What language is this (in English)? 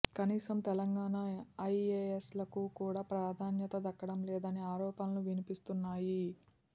Telugu